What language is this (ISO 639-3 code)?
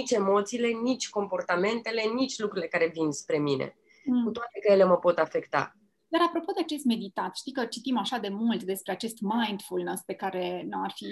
ron